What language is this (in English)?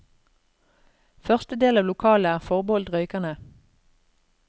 Norwegian